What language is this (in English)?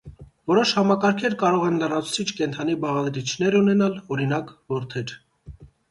Armenian